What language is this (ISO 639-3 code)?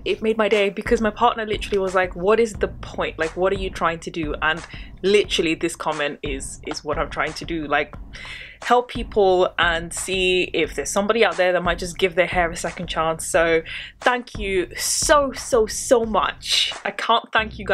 eng